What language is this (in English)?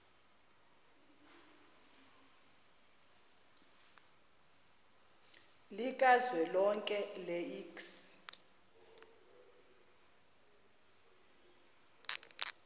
Zulu